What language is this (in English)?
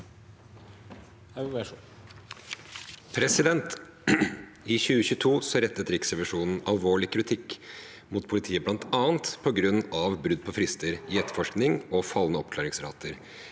Norwegian